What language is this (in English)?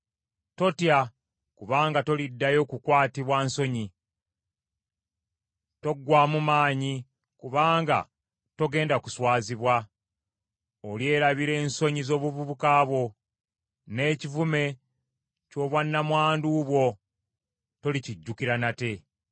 Ganda